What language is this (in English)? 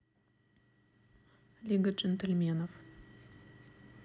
Russian